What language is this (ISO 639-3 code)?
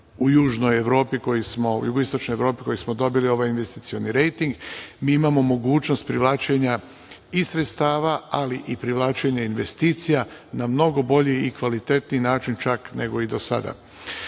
srp